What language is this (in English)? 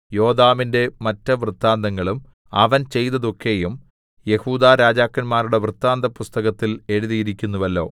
Malayalam